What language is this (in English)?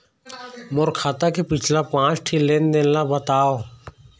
Chhattisgarhi